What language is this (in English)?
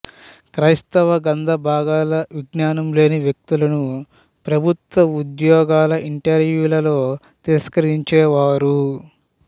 Telugu